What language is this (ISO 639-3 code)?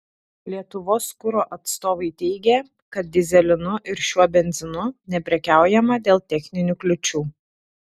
lit